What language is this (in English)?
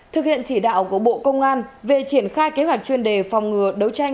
Vietnamese